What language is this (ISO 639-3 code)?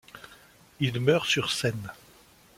fra